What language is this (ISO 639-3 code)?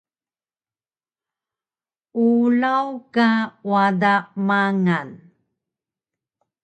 trv